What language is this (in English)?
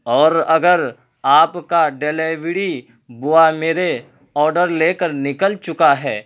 Urdu